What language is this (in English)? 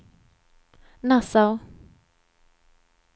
Swedish